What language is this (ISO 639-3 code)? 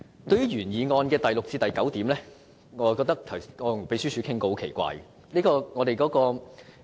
yue